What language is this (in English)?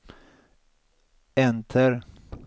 Swedish